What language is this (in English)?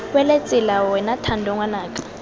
Tswana